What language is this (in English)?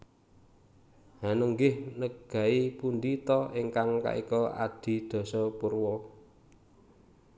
Javanese